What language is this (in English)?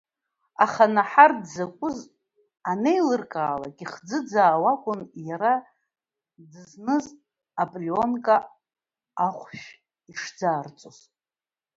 Abkhazian